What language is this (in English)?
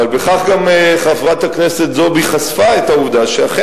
Hebrew